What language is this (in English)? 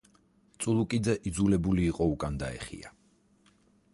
Georgian